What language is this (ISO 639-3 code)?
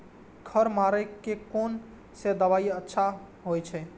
mai